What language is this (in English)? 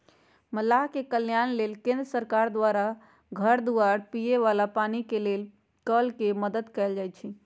Magahi